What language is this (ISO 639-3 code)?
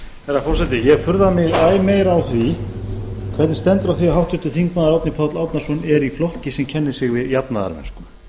isl